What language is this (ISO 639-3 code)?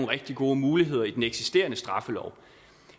dan